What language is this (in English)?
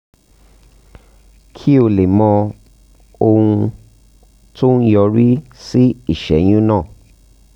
Yoruba